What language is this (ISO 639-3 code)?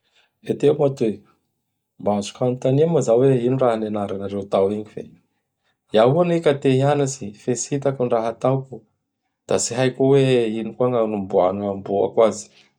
bhr